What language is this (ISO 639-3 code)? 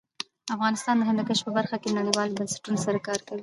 pus